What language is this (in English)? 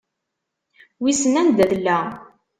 Kabyle